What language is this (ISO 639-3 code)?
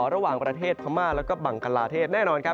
tha